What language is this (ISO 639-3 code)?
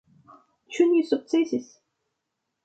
epo